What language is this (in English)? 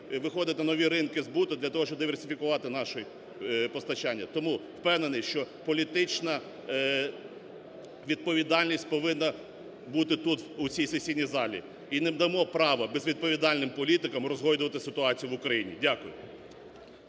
Ukrainian